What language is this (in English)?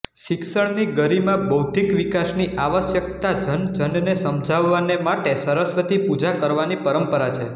Gujarati